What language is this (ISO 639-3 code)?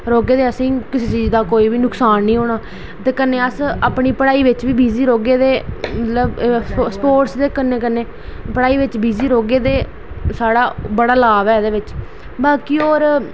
doi